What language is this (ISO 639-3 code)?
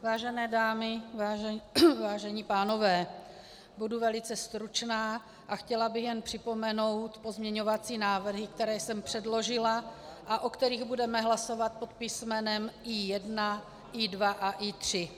ces